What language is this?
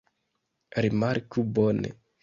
Esperanto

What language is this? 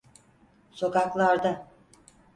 Turkish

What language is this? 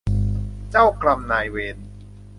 Thai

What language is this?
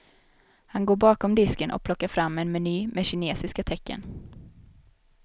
Swedish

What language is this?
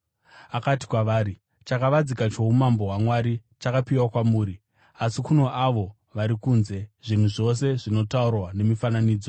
Shona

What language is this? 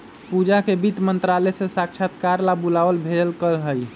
Magahi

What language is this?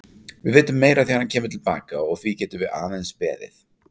Icelandic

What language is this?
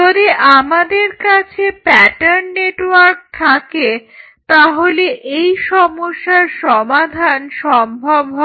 Bangla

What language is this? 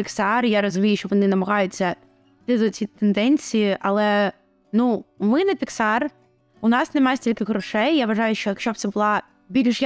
Ukrainian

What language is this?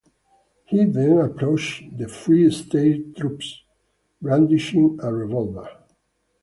English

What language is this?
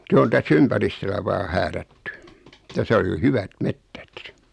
Finnish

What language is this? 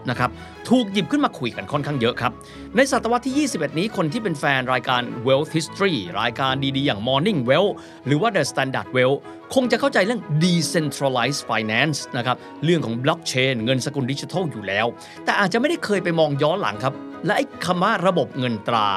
Thai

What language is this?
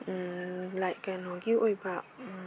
Manipuri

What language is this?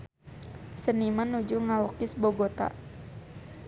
Sundanese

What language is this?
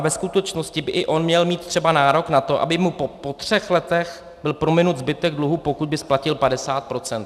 Czech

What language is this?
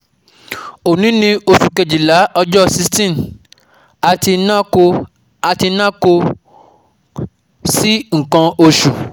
Yoruba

